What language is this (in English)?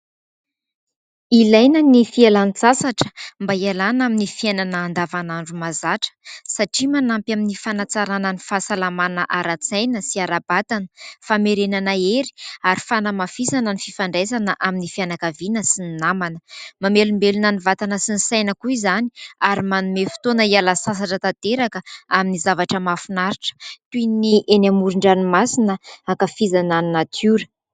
Malagasy